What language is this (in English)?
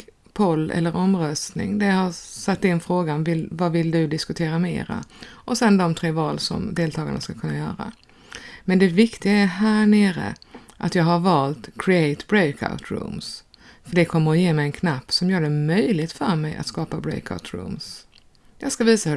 Swedish